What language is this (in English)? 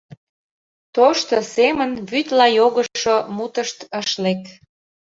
Mari